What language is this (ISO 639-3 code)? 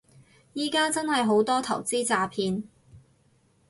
yue